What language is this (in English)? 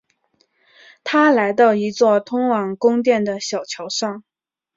Chinese